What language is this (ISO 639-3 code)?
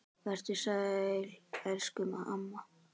isl